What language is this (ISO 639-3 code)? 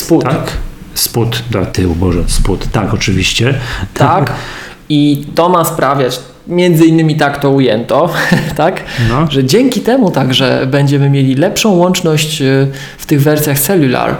pol